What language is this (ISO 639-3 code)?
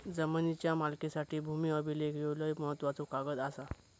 mar